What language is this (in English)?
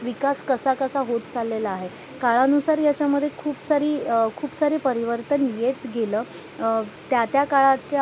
Marathi